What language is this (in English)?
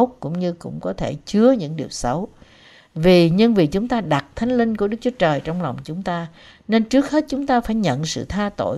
Vietnamese